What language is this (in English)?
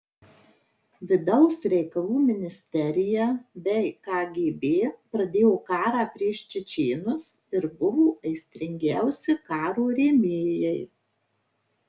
Lithuanian